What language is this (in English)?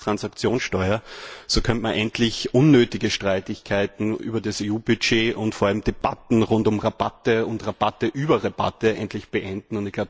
German